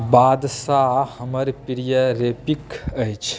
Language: Maithili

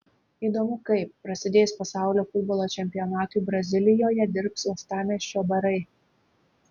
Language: Lithuanian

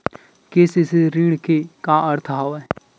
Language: Chhattisgarhi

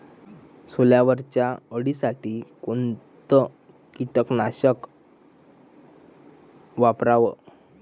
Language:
Marathi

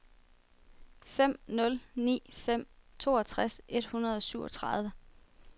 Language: Danish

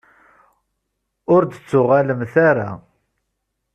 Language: Kabyle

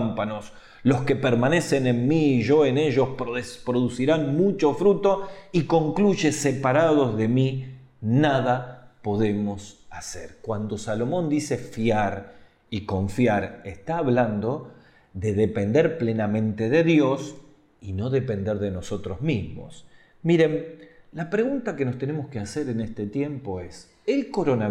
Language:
Spanish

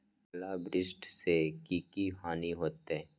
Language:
Magahi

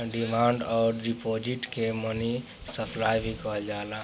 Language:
Bhojpuri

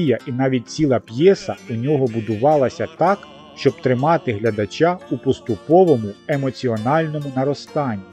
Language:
Ukrainian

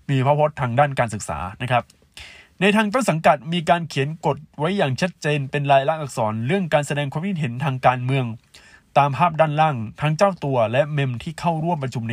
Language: Thai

